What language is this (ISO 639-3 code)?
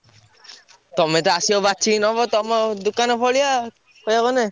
ori